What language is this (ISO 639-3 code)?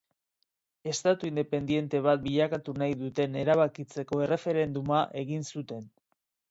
eus